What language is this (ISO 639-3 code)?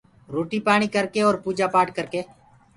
ggg